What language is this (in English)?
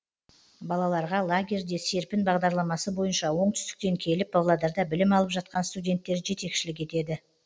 Kazakh